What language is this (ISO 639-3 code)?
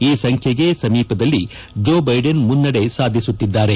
kan